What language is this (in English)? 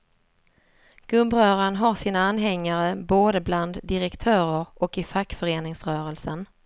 Swedish